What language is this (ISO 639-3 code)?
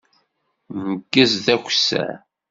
kab